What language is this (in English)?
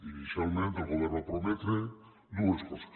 Catalan